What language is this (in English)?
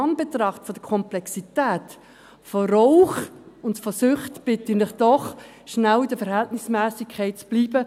Swiss German